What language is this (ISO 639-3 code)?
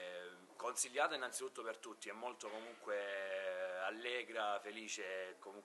ita